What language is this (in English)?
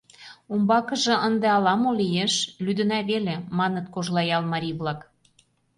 Mari